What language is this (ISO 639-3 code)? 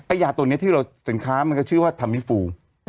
tha